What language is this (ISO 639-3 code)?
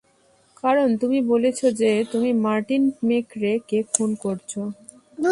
ben